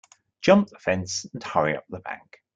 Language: English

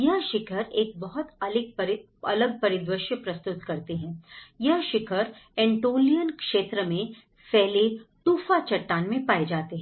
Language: Hindi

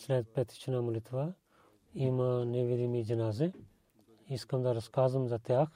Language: Bulgarian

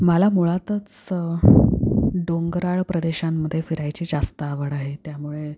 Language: Marathi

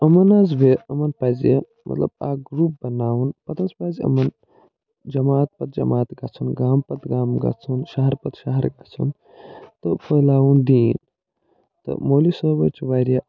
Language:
Kashmiri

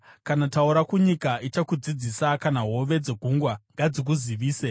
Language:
Shona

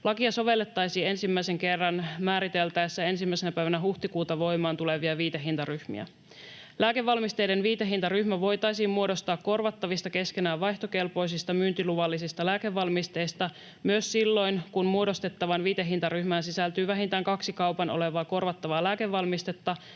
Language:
Finnish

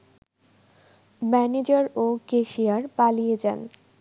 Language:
Bangla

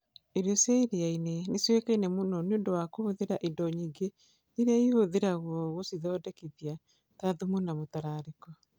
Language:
Kikuyu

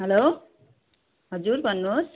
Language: Nepali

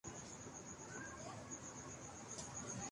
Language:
Urdu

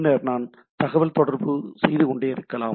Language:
Tamil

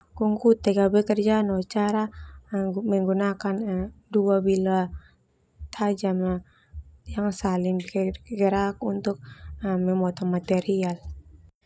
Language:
Termanu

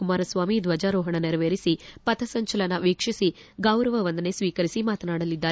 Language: Kannada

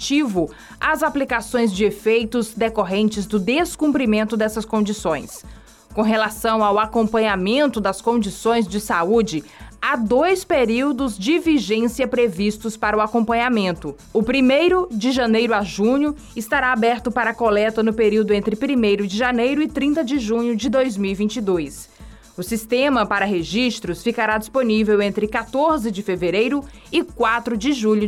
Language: Portuguese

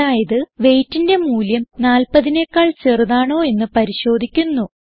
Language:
Malayalam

